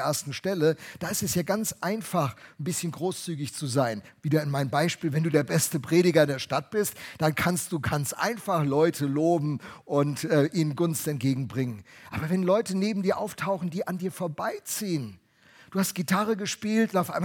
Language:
German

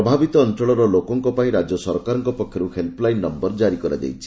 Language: Odia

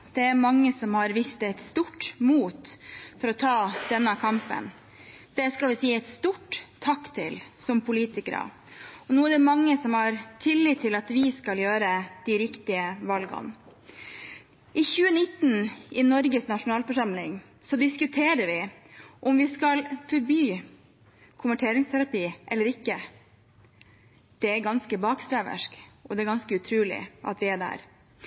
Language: Norwegian Bokmål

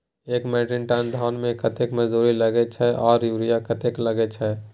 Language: Maithili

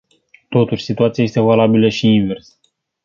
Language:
Romanian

